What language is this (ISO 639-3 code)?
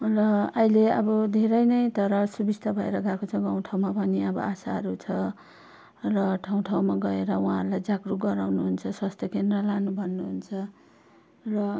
nep